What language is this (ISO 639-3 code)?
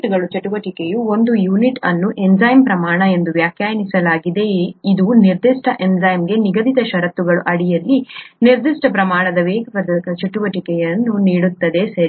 kan